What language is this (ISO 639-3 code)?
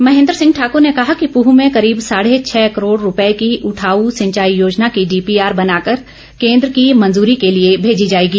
hin